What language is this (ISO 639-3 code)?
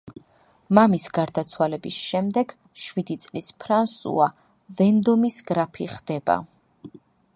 kat